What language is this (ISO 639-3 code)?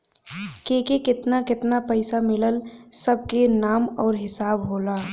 bho